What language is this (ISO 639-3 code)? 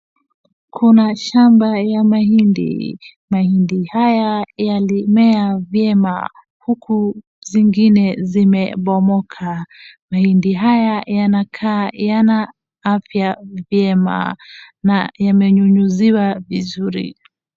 swa